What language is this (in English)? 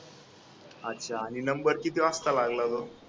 Marathi